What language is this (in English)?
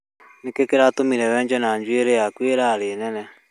Kikuyu